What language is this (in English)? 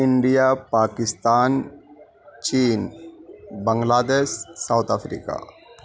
Urdu